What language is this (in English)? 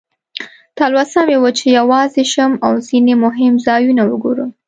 Pashto